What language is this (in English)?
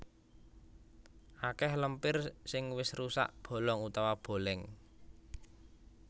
Javanese